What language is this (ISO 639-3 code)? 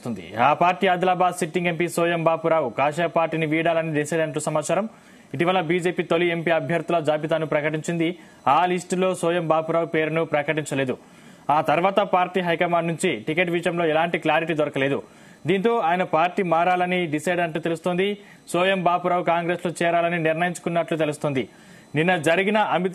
tel